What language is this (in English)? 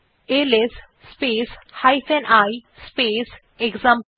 Bangla